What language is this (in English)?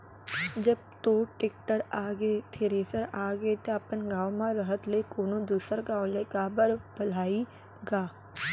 Chhattisgarhi